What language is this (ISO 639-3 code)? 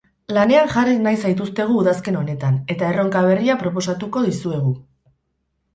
eus